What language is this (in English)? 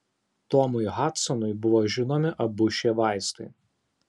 Lithuanian